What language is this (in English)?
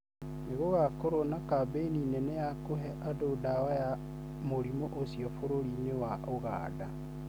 Kikuyu